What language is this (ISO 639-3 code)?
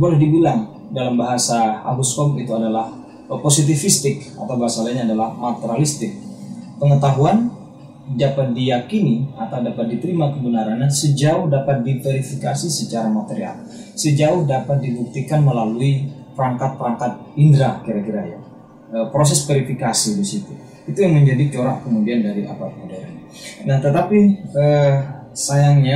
ind